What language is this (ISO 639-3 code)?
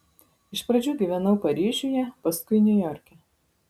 lit